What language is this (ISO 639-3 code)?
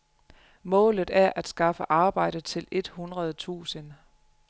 dan